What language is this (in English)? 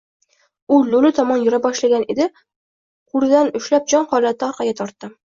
Uzbek